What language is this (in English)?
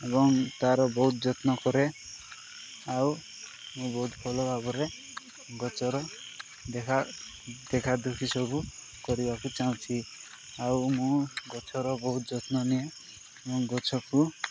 Odia